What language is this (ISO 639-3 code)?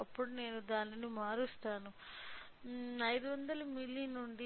tel